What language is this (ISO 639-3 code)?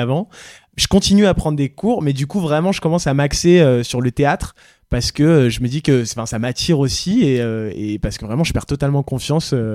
fra